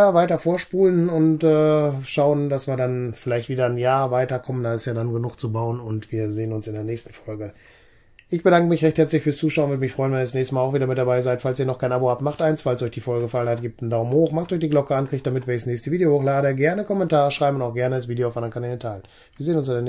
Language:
German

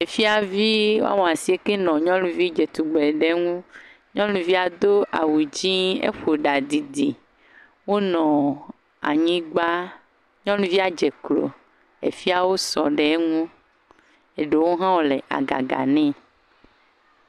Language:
Ewe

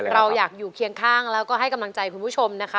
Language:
Thai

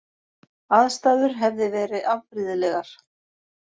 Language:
Icelandic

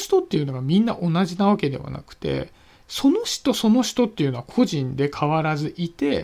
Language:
Japanese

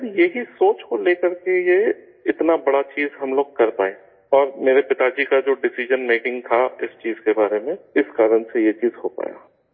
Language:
Urdu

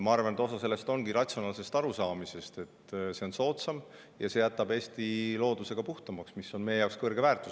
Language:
Estonian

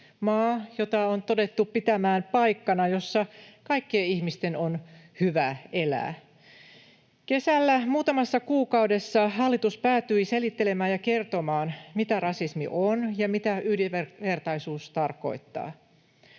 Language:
Finnish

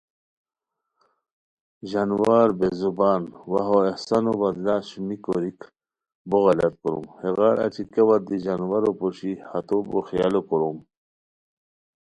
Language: Khowar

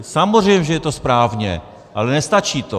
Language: Czech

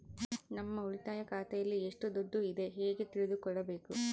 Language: Kannada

